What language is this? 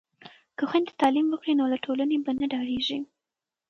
Pashto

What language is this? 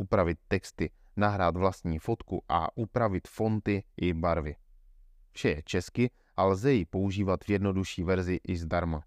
Czech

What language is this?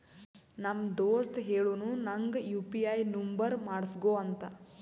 Kannada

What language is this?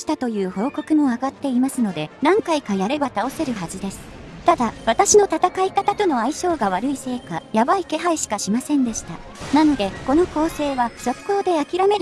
Japanese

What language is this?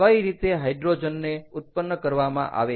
Gujarati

